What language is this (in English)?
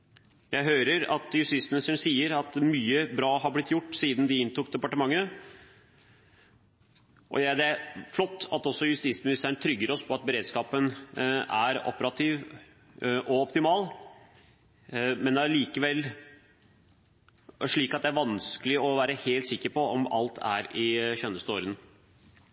Norwegian Bokmål